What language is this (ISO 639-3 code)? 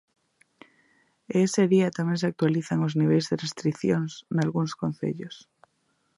glg